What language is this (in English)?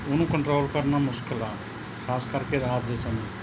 Punjabi